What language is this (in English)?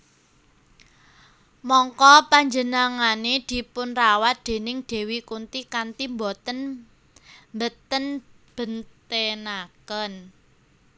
Javanese